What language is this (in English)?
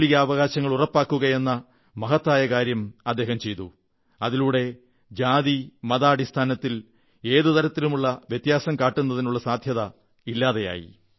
Malayalam